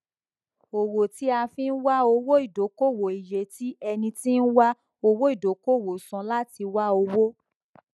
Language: Yoruba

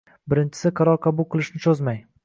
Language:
Uzbek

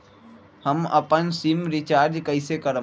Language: Magahi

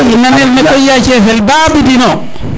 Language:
Serer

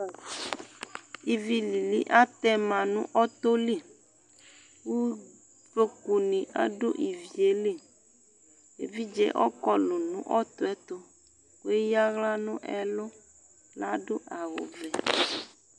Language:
Ikposo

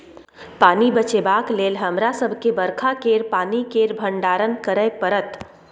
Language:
Maithili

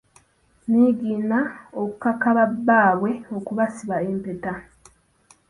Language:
Ganda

